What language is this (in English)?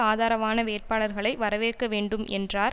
Tamil